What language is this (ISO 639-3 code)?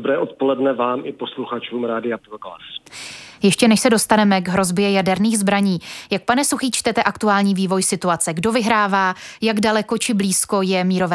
ces